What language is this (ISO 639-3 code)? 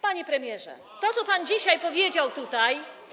pol